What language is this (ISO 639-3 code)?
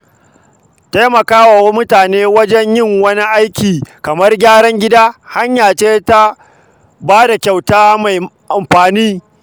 hau